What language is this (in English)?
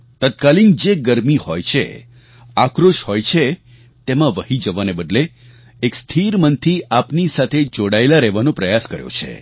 Gujarati